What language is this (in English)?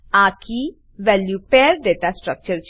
Gujarati